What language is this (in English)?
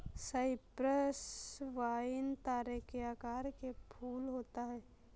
Hindi